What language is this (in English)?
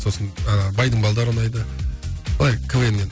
Kazakh